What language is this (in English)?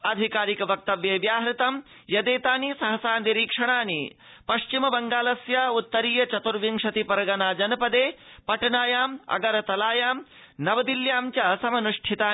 Sanskrit